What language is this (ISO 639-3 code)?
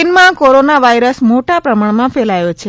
guj